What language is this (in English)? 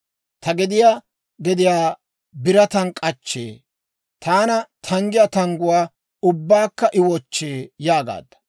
Dawro